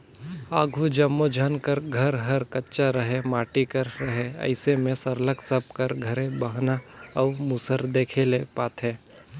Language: Chhattisgarhi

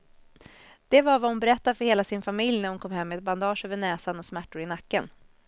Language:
Swedish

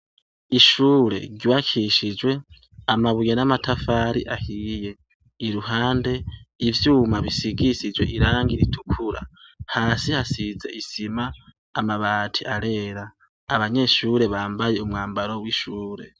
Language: Rundi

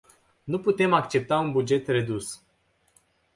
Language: Romanian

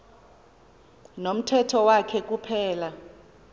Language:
Xhosa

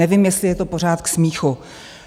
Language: Czech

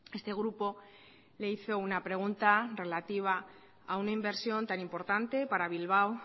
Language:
Spanish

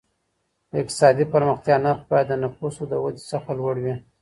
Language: Pashto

